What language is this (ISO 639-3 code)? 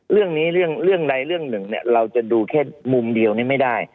tha